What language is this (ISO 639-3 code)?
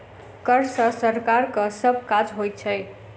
mai